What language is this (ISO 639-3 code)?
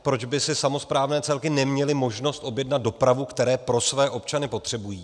ces